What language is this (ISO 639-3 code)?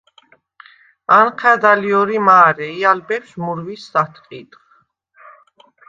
sva